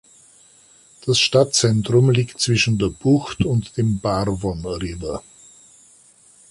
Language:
German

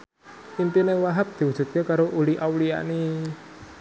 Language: Javanese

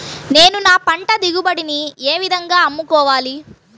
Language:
Telugu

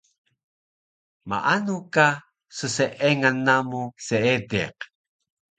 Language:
Taroko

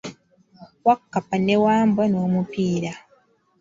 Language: Ganda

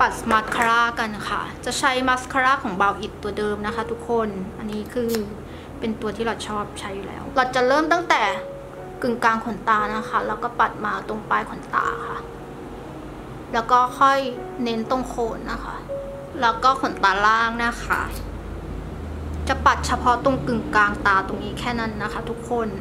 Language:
Thai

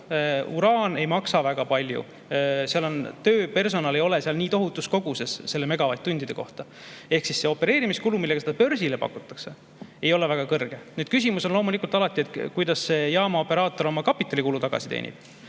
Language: Estonian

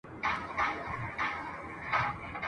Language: Pashto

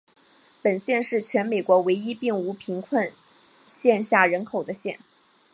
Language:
Chinese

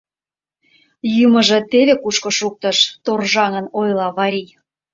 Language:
Mari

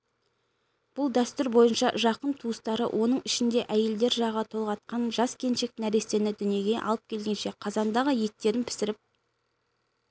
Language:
Kazakh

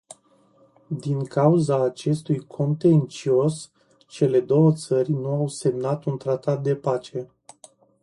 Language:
Romanian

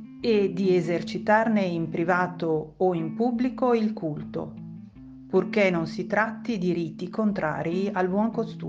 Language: Italian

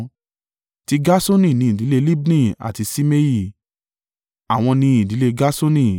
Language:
Yoruba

